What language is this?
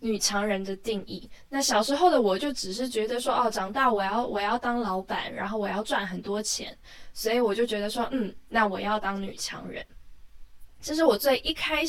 Chinese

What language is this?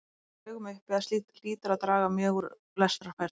Icelandic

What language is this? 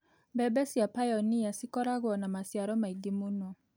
Kikuyu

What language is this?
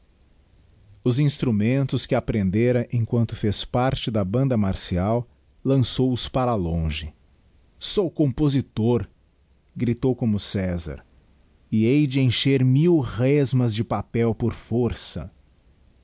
Portuguese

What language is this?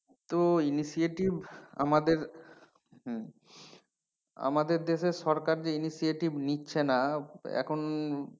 Bangla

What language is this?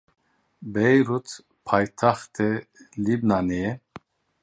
Kurdish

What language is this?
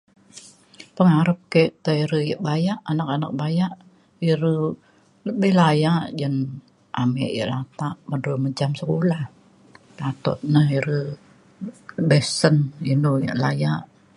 Mainstream Kenyah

